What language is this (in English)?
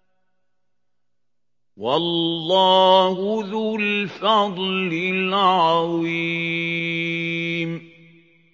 Arabic